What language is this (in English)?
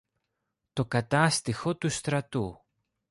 Greek